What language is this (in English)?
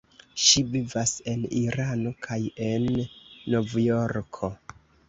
Esperanto